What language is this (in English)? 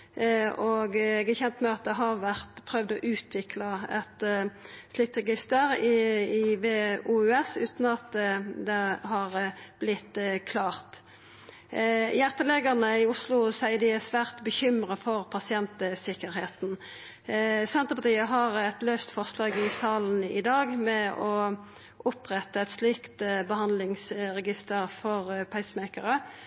Norwegian Nynorsk